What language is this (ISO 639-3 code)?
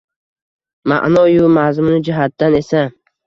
uzb